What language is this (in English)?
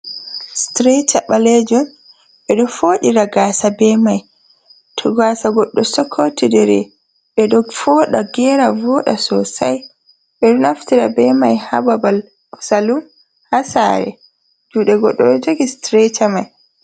Fula